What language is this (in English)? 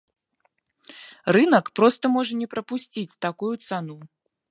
Belarusian